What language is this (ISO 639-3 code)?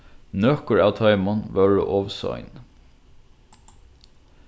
fao